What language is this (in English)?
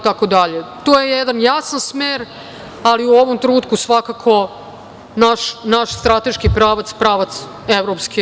Serbian